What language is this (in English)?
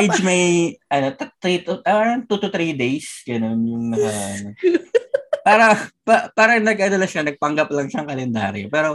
Filipino